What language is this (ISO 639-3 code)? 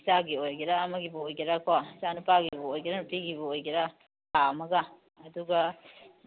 mni